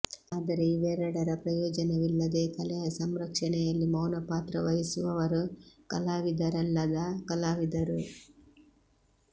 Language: Kannada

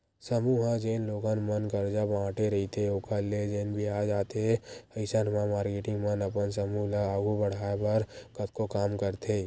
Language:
Chhattisgarhi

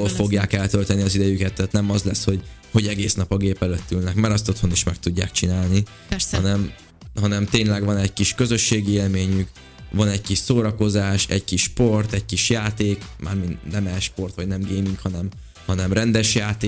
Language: Hungarian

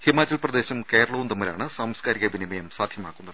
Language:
Malayalam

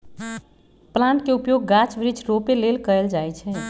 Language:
Magahi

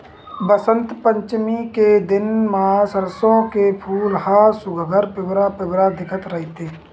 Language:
Chhattisgarhi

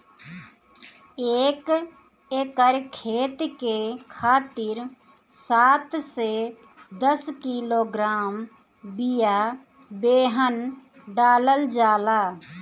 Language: Bhojpuri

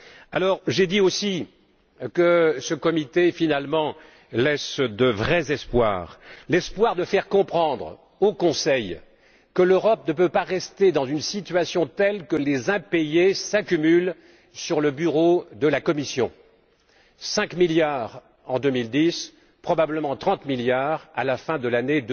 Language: French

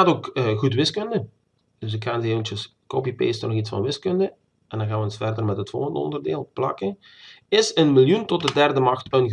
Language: Dutch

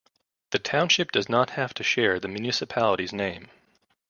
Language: English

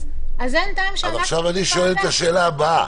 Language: Hebrew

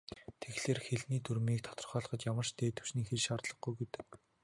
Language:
Mongolian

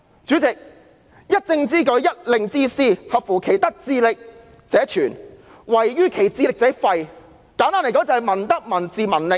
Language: Cantonese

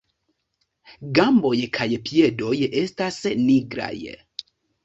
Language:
Esperanto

